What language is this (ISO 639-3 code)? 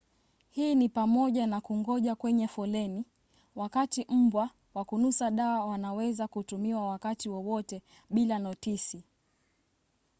swa